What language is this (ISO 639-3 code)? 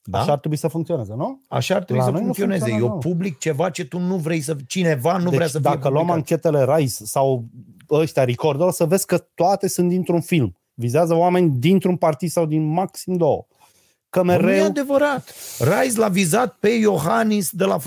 ron